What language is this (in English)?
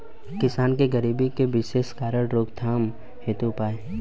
Bhojpuri